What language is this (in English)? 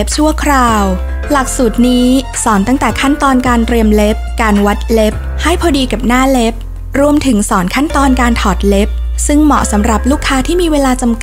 Thai